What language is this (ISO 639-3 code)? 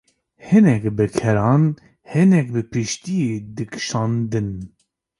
kur